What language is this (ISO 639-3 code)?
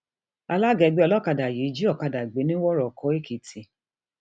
yor